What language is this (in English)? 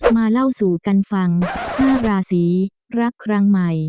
Thai